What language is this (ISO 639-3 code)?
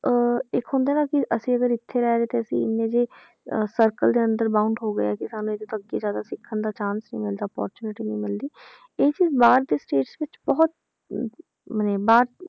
pan